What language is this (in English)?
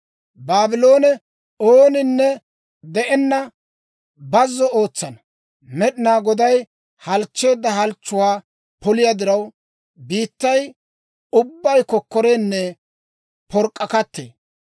Dawro